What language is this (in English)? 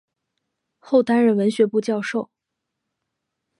Chinese